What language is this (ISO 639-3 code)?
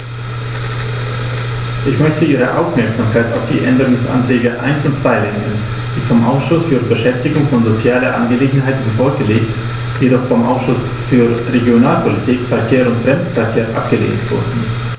deu